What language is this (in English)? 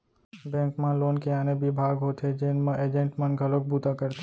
Chhattisgarhi